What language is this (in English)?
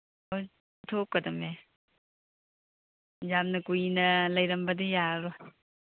Manipuri